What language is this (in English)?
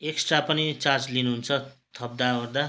Nepali